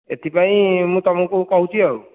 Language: Odia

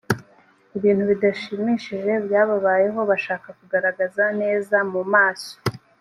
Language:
Kinyarwanda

